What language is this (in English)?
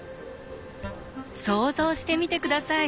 Japanese